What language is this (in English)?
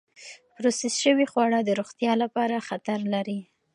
Pashto